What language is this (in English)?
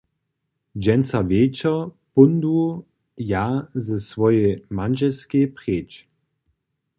Upper Sorbian